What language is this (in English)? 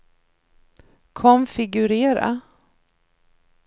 Swedish